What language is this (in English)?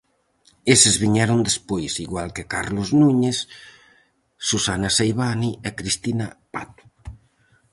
Galician